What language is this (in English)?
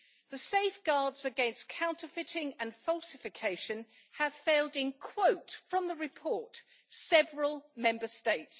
English